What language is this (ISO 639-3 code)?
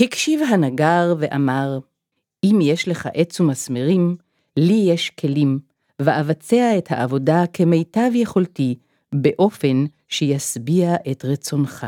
heb